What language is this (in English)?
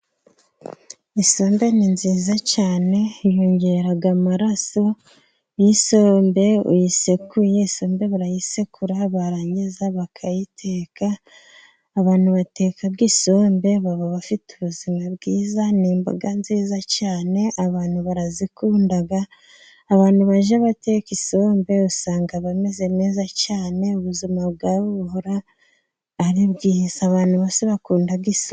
Kinyarwanda